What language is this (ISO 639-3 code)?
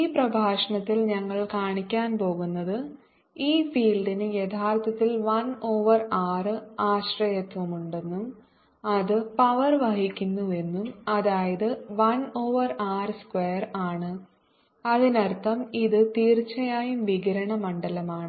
mal